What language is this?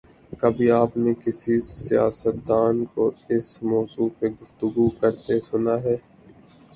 Urdu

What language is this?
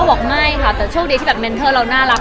Thai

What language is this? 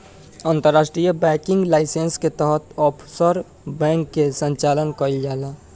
Bhojpuri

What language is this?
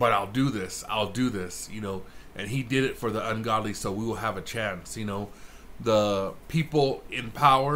English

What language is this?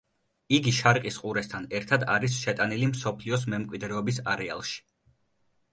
Georgian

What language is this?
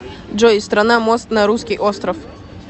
Russian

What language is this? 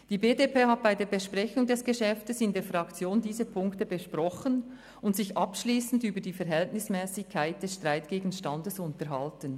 Swiss German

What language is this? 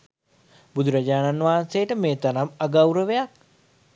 Sinhala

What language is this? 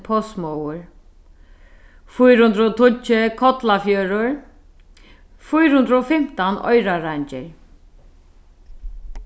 Faroese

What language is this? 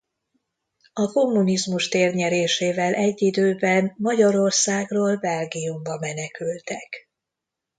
Hungarian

